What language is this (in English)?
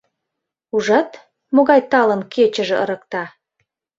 Mari